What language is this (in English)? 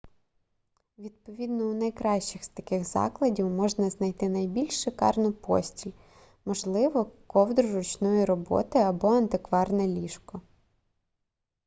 Ukrainian